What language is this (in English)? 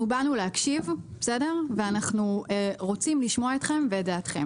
Hebrew